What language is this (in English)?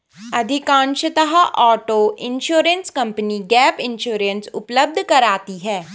Hindi